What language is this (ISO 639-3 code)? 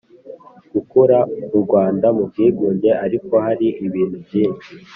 kin